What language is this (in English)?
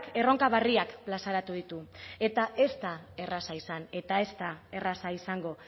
Basque